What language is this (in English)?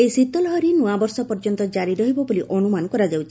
Odia